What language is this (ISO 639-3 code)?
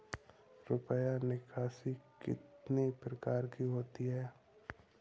hin